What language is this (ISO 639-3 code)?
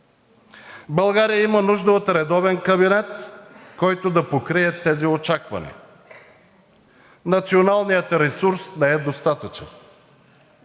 bul